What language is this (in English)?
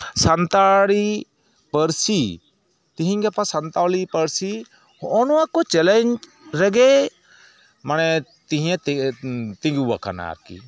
Santali